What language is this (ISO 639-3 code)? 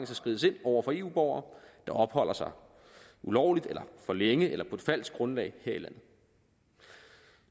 dan